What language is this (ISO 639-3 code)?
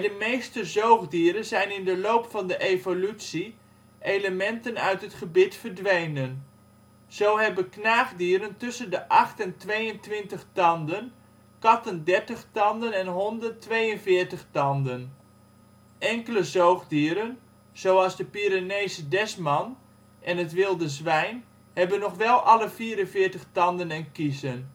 nld